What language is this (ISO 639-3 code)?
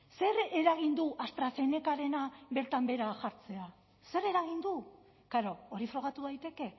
eus